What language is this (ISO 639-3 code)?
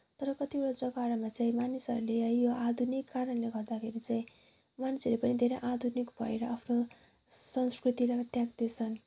nep